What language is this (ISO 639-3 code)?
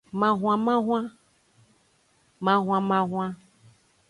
ajg